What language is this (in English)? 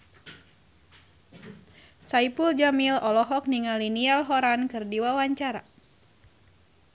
Sundanese